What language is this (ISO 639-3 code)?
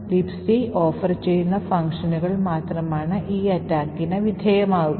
mal